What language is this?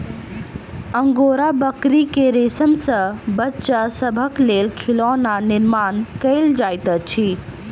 Maithili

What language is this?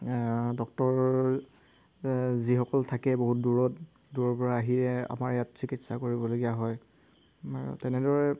Assamese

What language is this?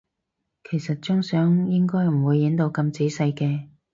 Cantonese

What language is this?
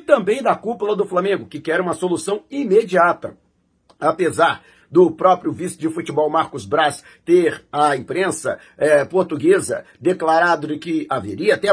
Portuguese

